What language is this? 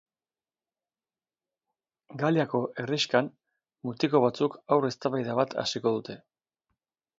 Basque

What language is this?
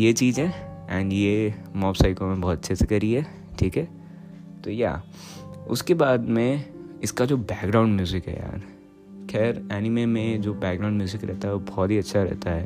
Hindi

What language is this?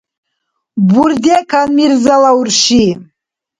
Dargwa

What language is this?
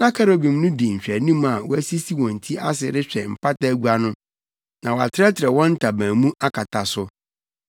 Akan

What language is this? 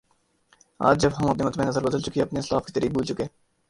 Urdu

